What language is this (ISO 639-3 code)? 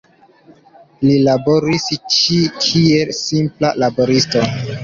epo